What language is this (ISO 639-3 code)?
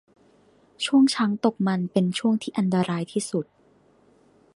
tha